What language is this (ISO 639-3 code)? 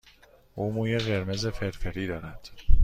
fas